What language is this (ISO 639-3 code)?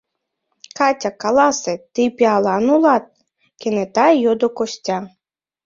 chm